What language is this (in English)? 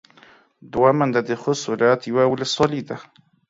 Pashto